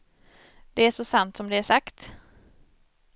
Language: Swedish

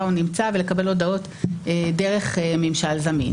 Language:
Hebrew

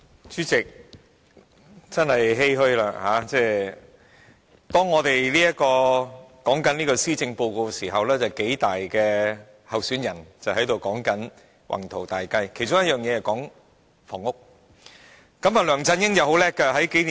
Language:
Cantonese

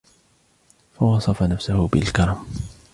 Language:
Arabic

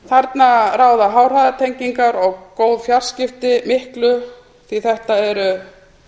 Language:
Icelandic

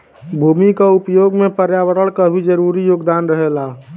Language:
Bhojpuri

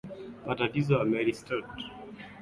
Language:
Swahili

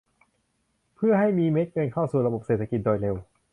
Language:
Thai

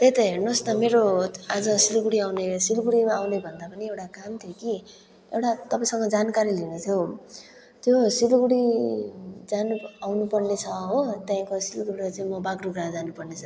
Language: Nepali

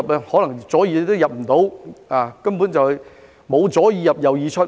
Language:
Cantonese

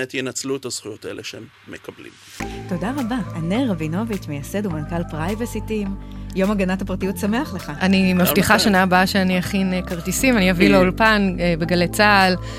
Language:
Hebrew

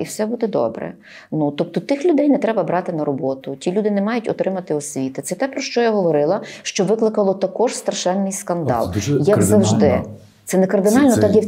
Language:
Ukrainian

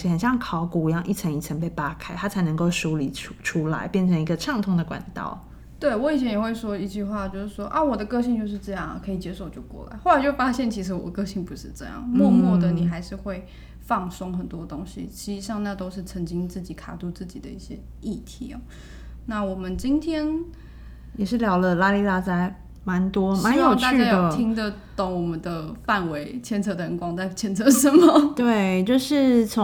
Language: Chinese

